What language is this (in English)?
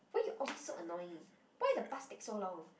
English